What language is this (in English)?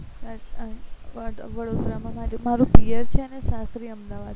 Gujarati